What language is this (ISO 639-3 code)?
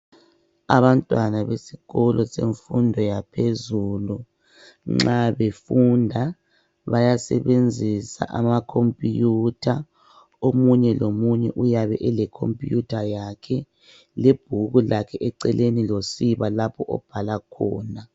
nde